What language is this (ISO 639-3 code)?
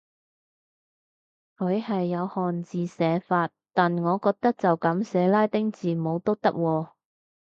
yue